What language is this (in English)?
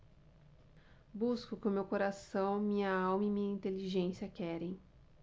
Portuguese